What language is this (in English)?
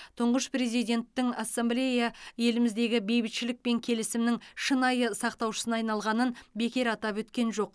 Kazakh